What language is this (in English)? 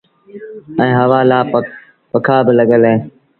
Sindhi Bhil